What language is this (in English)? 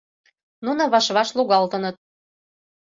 Mari